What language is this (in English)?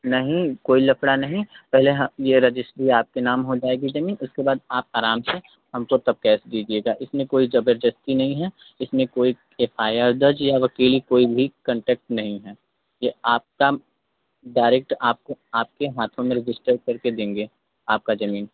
Hindi